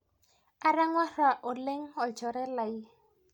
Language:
Masai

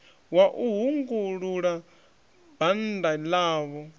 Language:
Venda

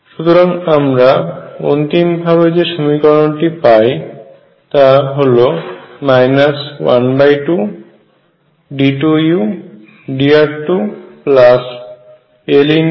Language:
Bangla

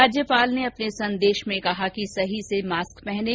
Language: Hindi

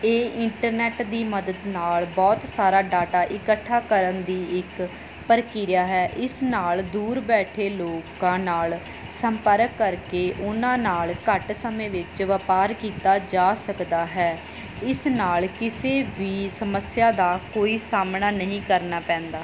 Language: Punjabi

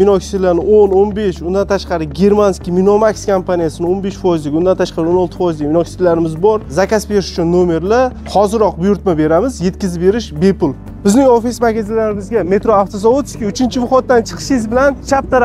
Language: Turkish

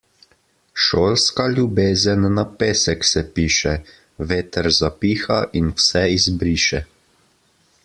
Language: Slovenian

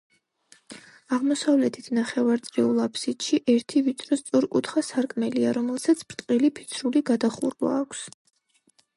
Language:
Georgian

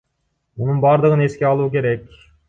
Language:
Kyrgyz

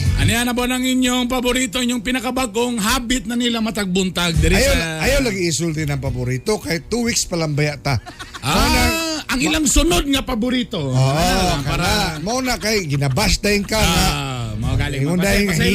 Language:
Filipino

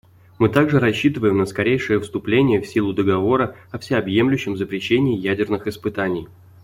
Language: Russian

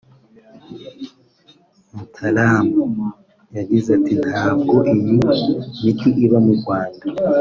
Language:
Kinyarwanda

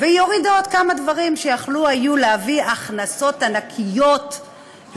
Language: Hebrew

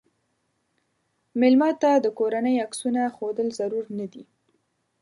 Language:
Pashto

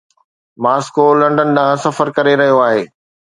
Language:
Sindhi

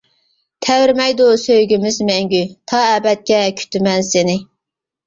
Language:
Uyghur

